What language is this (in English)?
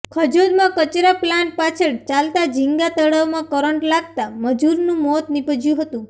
Gujarati